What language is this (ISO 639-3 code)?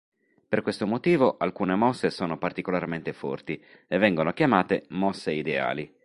ita